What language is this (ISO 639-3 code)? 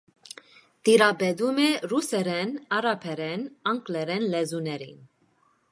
hye